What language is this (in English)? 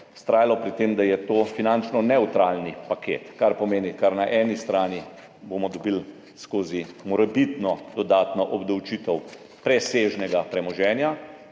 Slovenian